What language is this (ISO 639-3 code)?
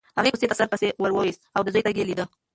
pus